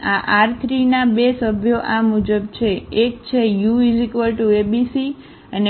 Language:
Gujarati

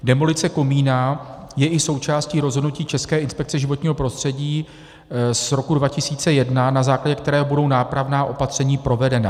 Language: Czech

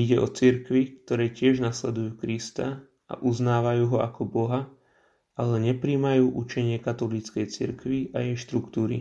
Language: Slovak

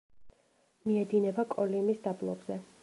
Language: Georgian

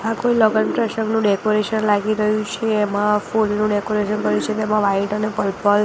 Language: Gujarati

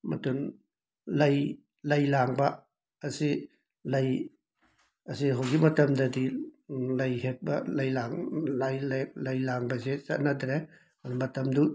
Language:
Manipuri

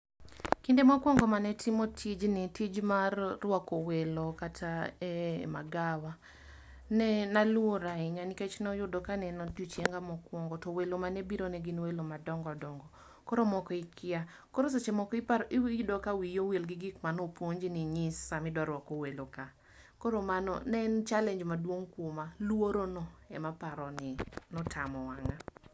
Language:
Luo (Kenya and Tanzania)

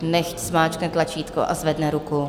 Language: Czech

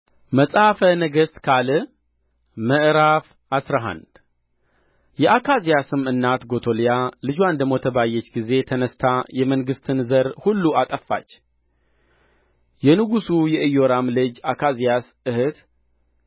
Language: Amharic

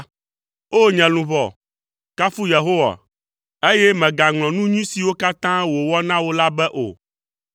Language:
Ewe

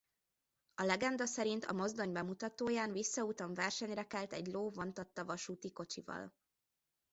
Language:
Hungarian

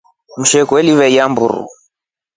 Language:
Rombo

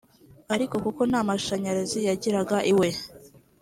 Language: Kinyarwanda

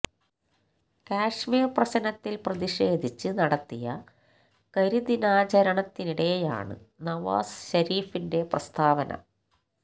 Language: Malayalam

